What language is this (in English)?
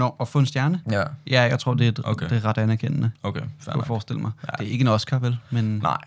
Danish